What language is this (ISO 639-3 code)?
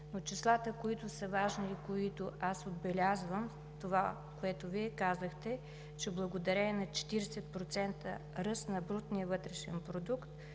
bul